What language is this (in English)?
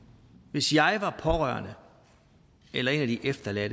Danish